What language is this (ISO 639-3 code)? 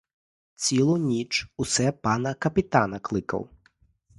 ukr